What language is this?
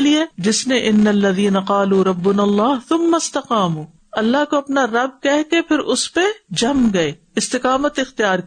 Urdu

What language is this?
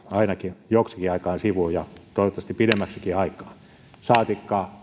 Finnish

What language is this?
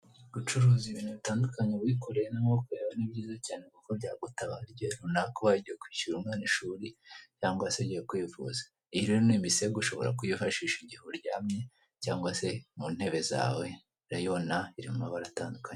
Kinyarwanda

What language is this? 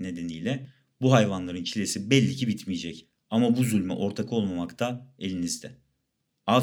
Turkish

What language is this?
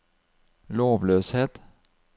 Norwegian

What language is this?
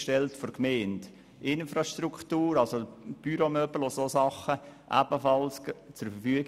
Swiss German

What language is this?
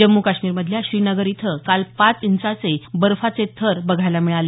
Marathi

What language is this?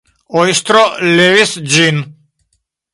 Esperanto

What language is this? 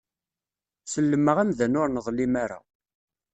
Kabyle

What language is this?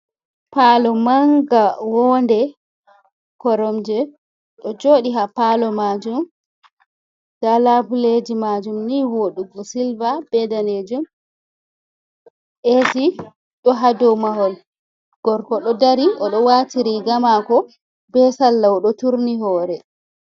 Fula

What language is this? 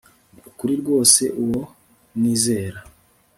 Kinyarwanda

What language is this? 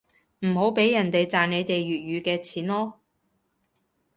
Cantonese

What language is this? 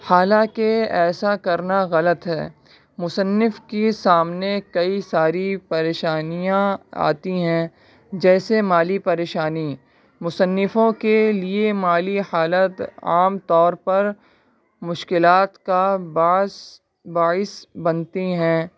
Urdu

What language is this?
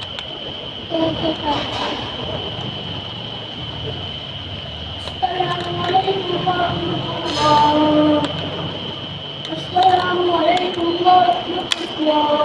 Arabic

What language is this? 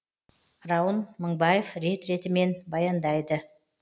Kazakh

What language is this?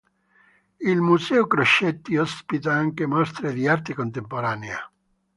Italian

